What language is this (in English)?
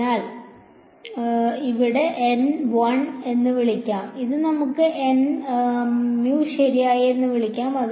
Malayalam